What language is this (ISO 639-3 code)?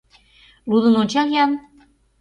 chm